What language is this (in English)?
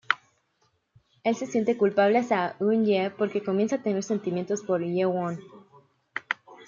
Spanish